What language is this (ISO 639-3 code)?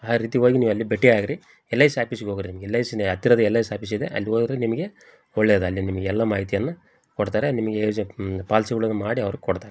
kan